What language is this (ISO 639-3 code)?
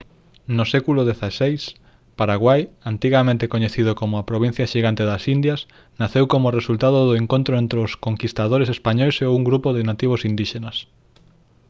glg